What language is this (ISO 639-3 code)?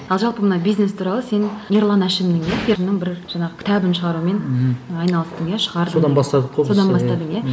kaz